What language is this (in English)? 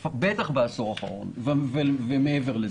Hebrew